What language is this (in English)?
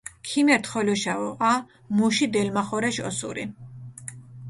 Mingrelian